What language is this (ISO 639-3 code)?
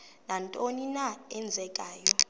xho